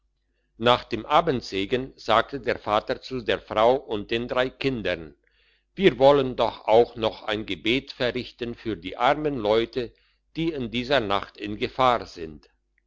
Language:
German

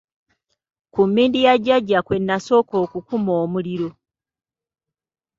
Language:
Ganda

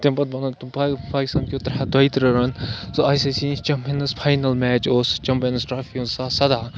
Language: Kashmiri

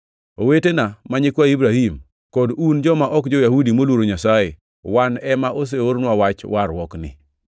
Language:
Luo (Kenya and Tanzania)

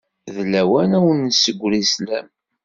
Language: Kabyle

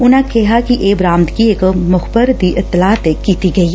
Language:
Punjabi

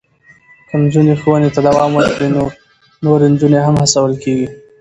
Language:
Pashto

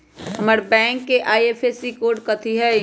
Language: Magahi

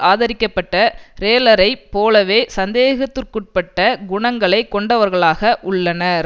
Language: Tamil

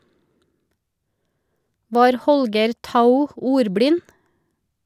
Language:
Norwegian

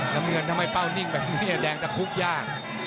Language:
Thai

